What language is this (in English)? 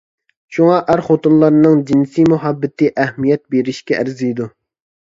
Uyghur